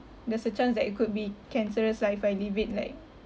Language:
English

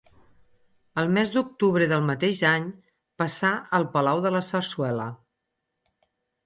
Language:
Catalan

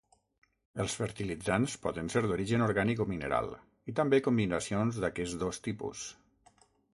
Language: Catalan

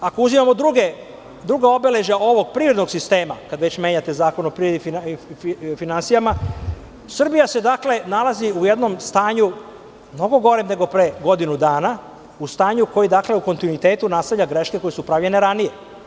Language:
Serbian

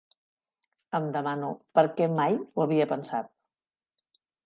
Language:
Catalan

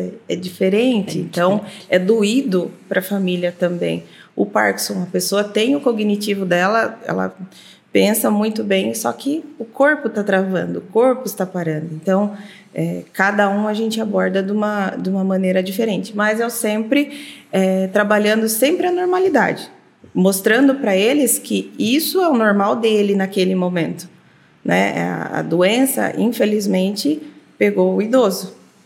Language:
Portuguese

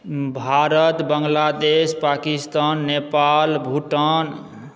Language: Maithili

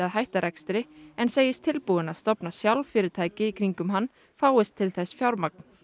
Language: Icelandic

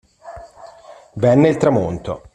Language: Italian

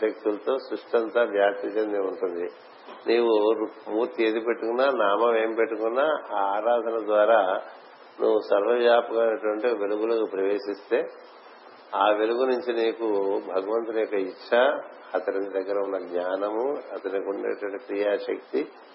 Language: Telugu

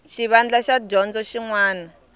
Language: Tsonga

